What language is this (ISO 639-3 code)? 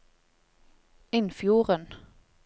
nor